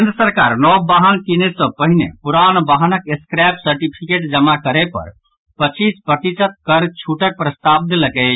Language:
Maithili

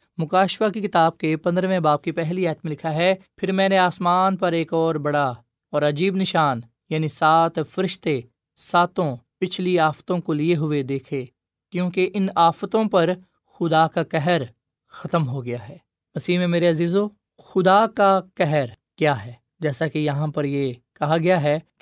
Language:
Urdu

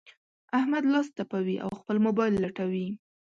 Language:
Pashto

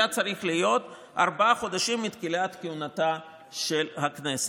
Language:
Hebrew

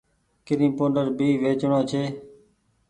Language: Goaria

